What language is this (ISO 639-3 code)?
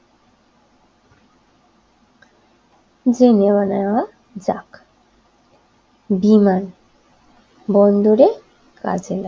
ben